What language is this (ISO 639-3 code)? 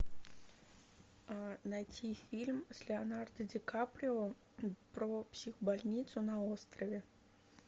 rus